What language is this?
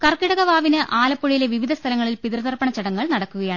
Malayalam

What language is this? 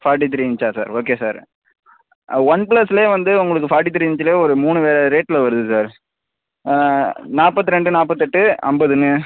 Tamil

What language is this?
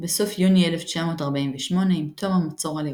Hebrew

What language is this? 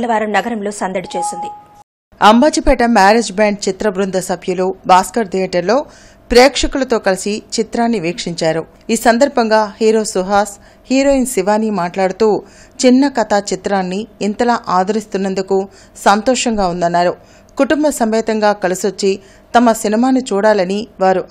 Telugu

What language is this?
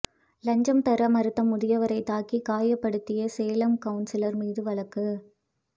Tamil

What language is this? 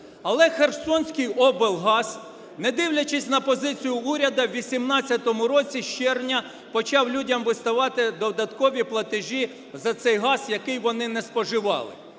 Ukrainian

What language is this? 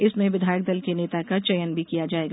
Hindi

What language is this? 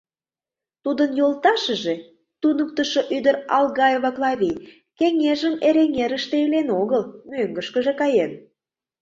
Mari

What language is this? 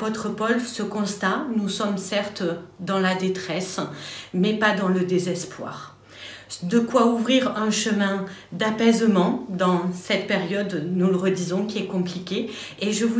French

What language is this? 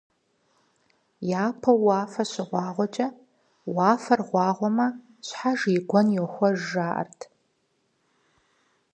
Kabardian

